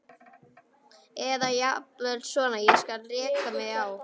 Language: Icelandic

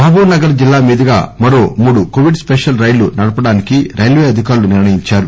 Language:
Telugu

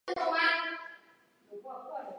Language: Chinese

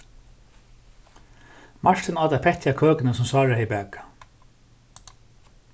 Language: Faroese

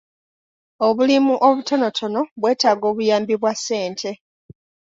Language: Ganda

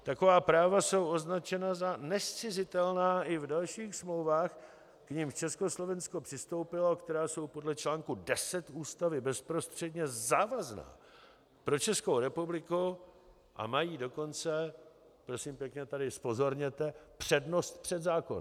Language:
Czech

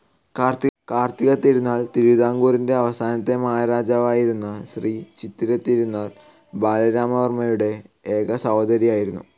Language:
Malayalam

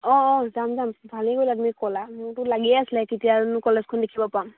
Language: Assamese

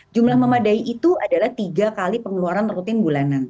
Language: Indonesian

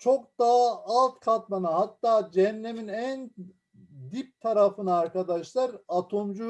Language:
Turkish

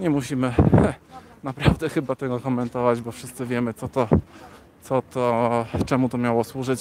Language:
Polish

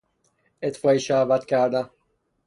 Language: Persian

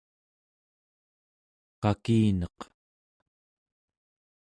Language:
Central Yupik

